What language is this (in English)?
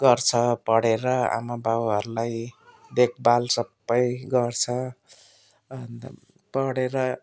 Nepali